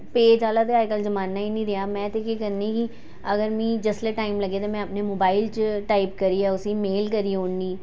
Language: Dogri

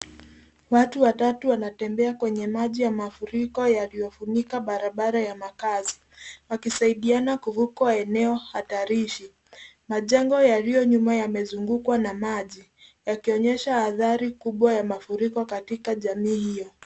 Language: Swahili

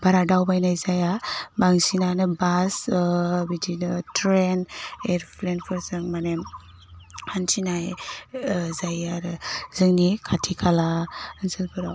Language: Bodo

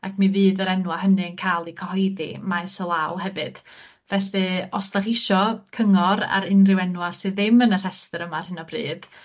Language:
Welsh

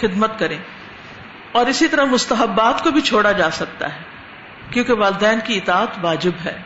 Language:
Urdu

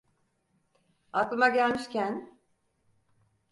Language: Turkish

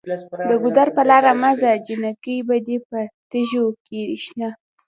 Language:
Pashto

